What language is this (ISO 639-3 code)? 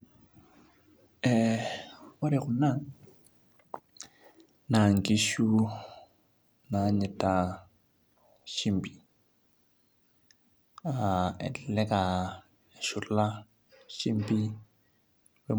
mas